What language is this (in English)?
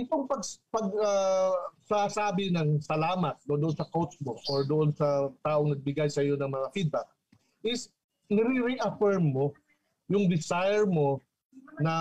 Filipino